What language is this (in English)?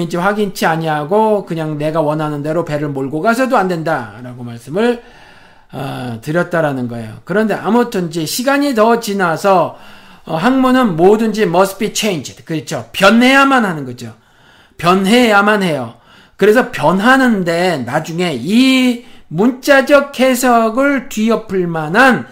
Korean